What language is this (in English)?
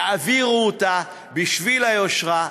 Hebrew